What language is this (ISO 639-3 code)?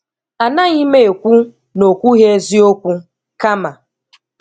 ibo